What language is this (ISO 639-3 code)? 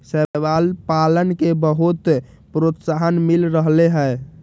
mag